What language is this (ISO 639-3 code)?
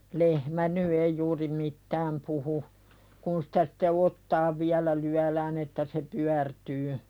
fin